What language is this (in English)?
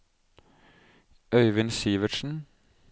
Norwegian